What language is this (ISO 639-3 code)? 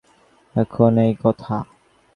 ben